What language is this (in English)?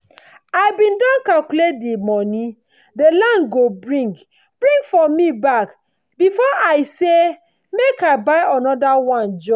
Nigerian Pidgin